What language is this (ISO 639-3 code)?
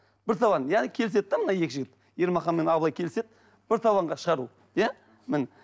kaz